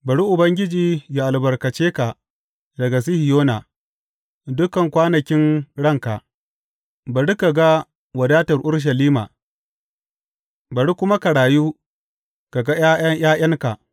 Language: Hausa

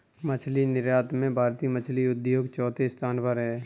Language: Hindi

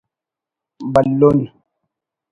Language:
Brahui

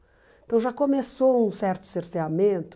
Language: Portuguese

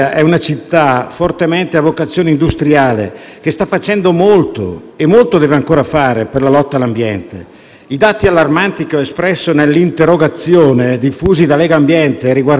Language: Italian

